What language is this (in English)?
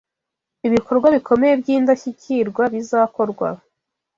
Kinyarwanda